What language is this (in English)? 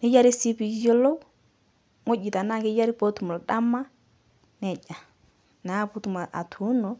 Masai